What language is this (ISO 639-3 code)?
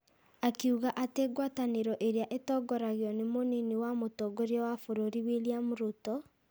kik